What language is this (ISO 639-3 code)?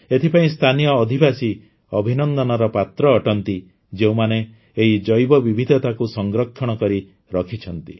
ori